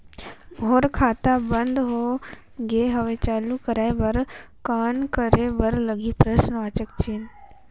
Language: Chhattisgarhi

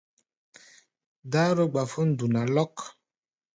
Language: Gbaya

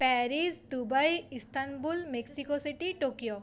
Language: Bangla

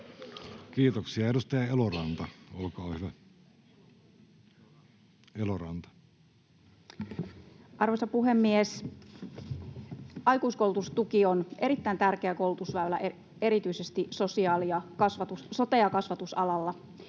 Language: Finnish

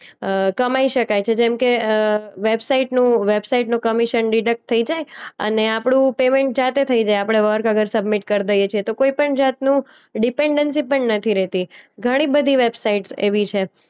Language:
Gujarati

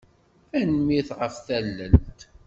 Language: Kabyle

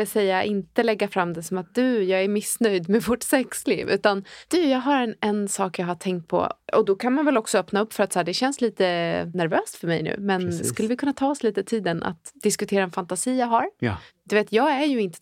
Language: Swedish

